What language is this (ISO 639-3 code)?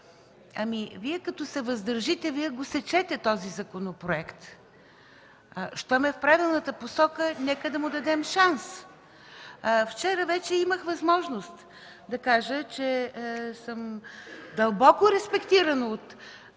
bul